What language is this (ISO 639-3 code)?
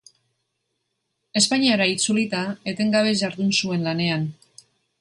eus